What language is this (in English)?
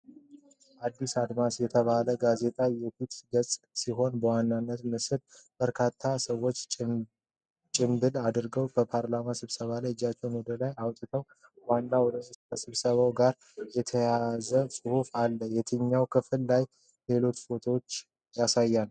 Amharic